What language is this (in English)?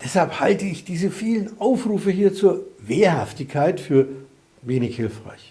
German